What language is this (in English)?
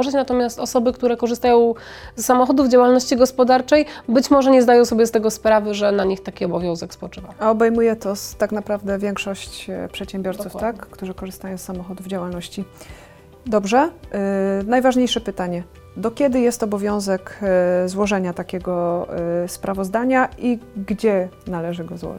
Polish